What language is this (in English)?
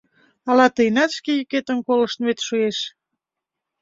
Mari